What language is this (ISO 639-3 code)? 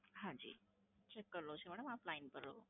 guj